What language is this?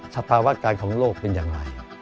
Thai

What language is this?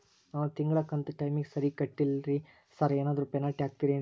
Kannada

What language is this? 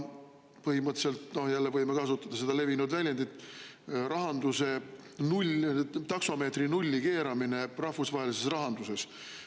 Estonian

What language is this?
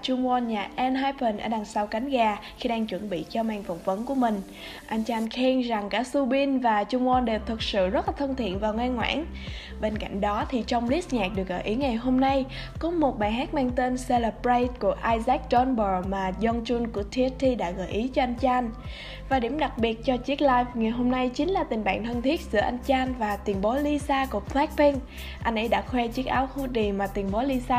Vietnamese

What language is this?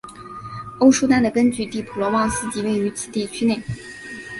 Chinese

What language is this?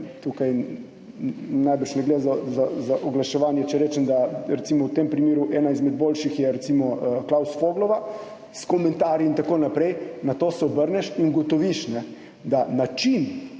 Slovenian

